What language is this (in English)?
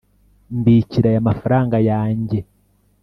Kinyarwanda